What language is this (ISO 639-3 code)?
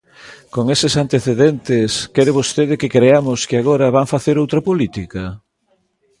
glg